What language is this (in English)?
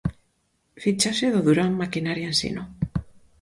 Galician